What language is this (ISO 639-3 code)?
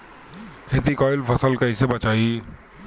bho